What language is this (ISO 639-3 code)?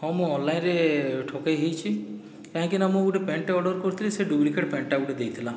ori